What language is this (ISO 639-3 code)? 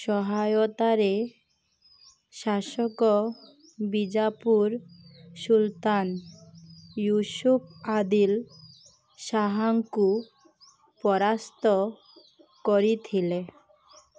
ori